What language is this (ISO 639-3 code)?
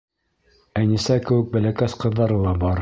bak